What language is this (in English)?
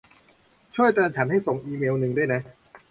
Thai